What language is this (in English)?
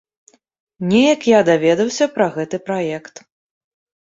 Belarusian